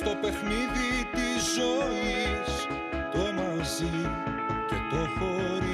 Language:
Greek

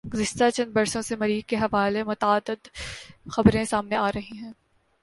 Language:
Urdu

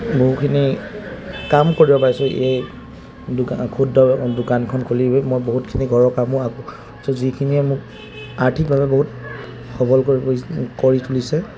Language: Assamese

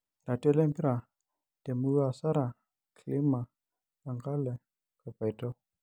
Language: Masai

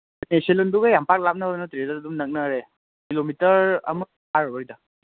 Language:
Manipuri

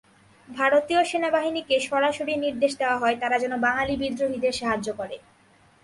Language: Bangla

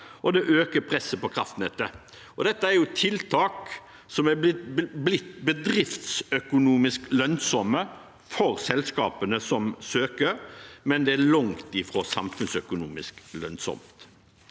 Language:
Norwegian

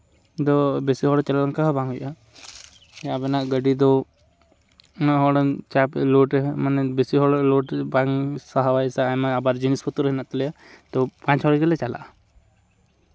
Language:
Santali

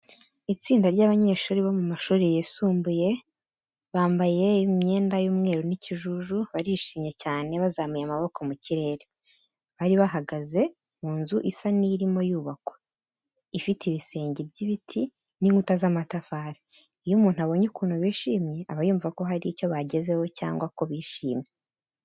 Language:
Kinyarwanda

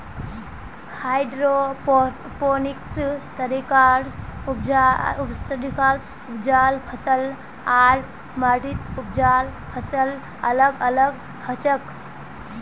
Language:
Magahi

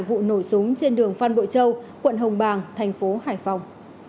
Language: Vietnamese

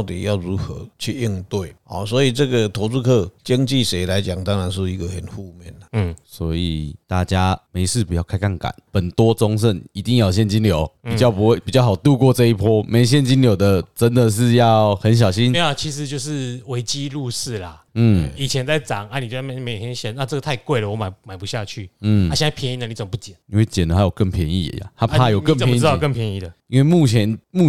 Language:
Chinese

